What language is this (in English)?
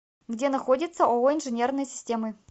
Russian